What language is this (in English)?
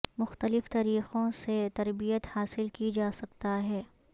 Urdu